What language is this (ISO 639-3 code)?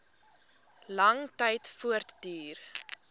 afr